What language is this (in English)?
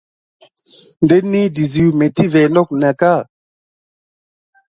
Gidar